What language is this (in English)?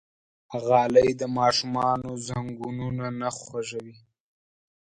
Pashto